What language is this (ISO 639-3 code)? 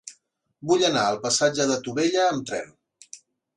cat